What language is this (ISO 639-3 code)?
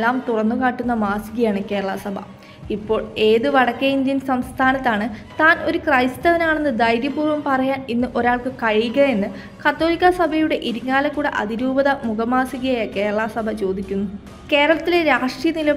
ron